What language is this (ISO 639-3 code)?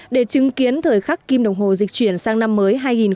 vie